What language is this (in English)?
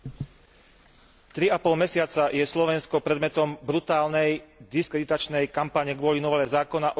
Slovak